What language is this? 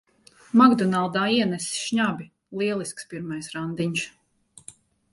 Latvian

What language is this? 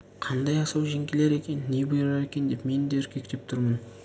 Kazakh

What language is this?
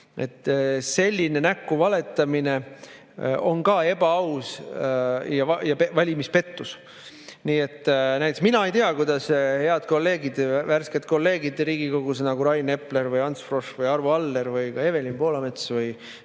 Estonian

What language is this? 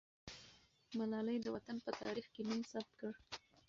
Pashto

